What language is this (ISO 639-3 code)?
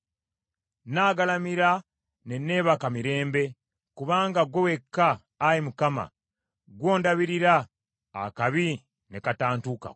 lug